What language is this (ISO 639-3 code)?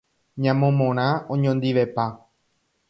grn